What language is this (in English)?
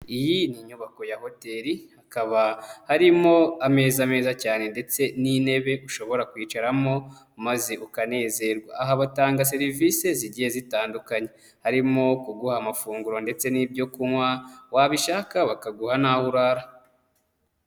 Kinyarwanda